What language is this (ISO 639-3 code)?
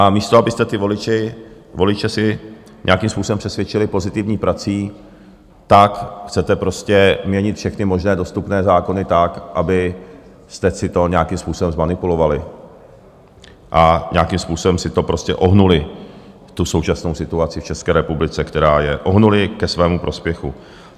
ces